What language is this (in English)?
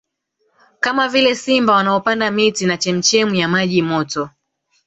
Swahili